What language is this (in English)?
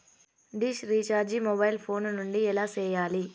Telugu